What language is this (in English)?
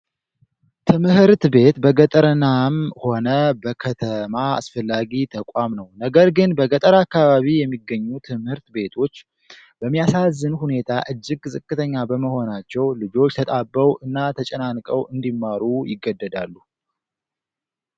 Amharic